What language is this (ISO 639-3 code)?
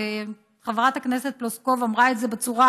heb